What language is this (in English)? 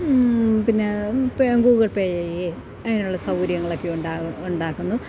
Malayalam